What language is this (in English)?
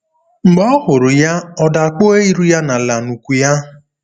Igbo